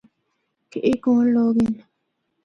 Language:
Northern Hindko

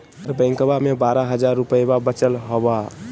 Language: Magahi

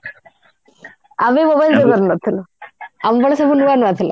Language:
Odia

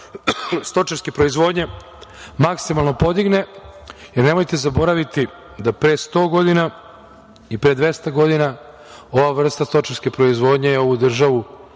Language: Serbian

